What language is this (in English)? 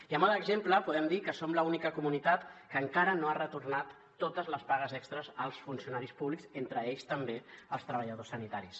Catalan